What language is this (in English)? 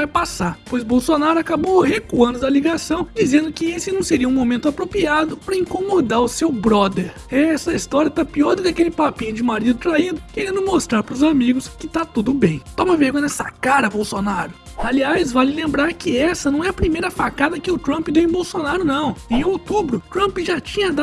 Portuguese